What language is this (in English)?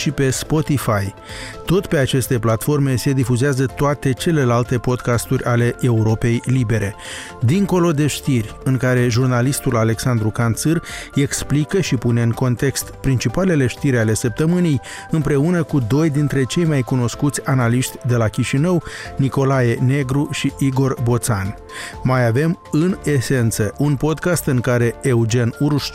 Romanian